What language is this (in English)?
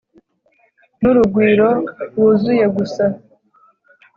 Kinyarwanda